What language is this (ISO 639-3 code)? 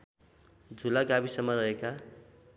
nep